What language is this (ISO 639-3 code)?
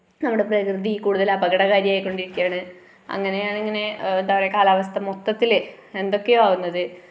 mal